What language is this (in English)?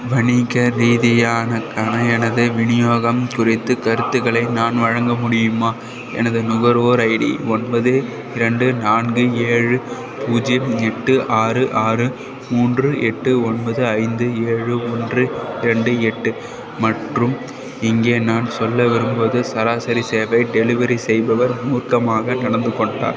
Tamil